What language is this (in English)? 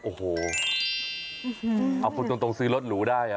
Thai